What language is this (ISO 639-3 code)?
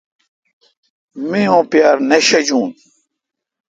xka